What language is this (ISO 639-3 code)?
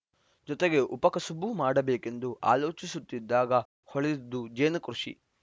kan